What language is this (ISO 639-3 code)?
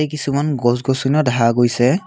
asm